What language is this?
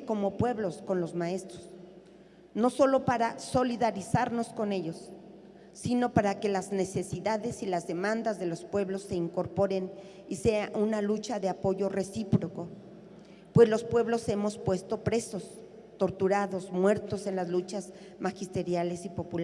Spanish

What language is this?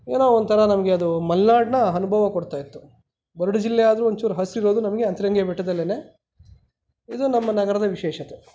Kannada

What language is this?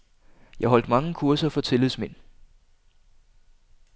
Danish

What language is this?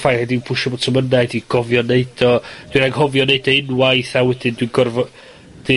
Welsh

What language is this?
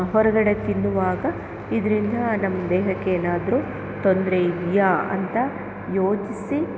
Kannada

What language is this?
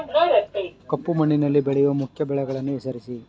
Kannada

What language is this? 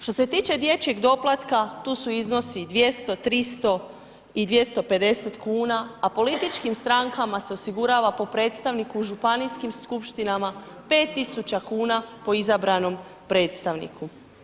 Croatian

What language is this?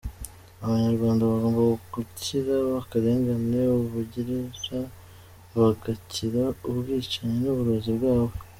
Kinyarwanda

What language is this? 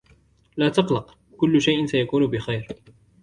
Arabic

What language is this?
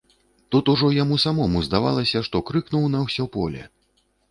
Belarusian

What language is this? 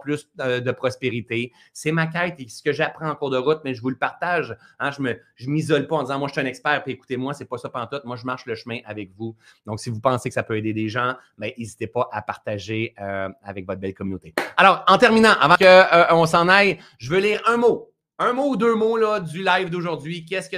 French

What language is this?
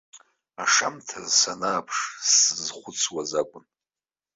Abkhazian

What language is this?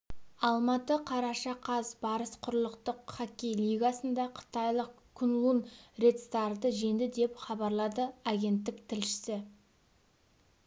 Kazakh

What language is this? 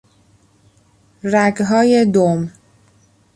Persian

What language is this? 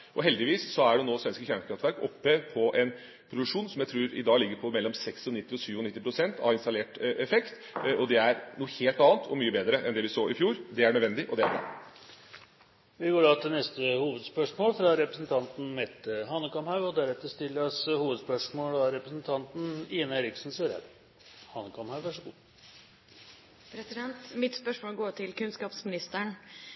Norwegian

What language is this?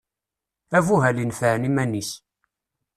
Kabyle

